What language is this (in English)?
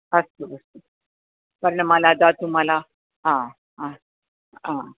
Sanskrit